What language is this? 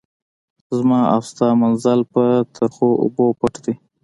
Pashto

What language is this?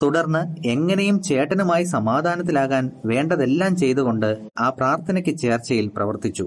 Malayalam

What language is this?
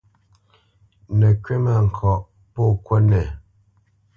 Bamenyam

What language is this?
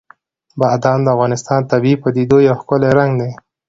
Pashto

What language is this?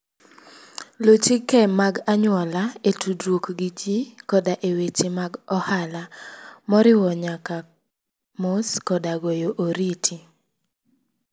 Luo (Kenya and Tanzania)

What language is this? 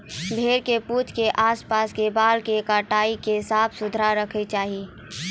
Maithili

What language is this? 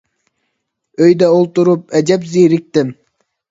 Uyghur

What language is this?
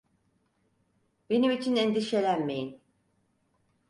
Turkish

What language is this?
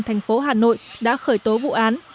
Vietnamese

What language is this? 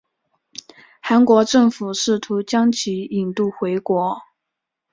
Chinese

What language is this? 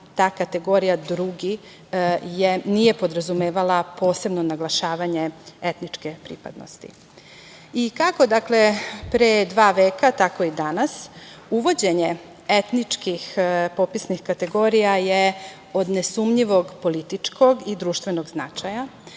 Serbian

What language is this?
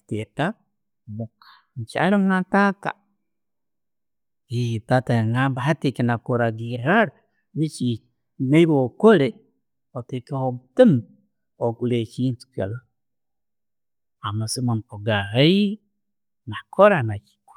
Tooro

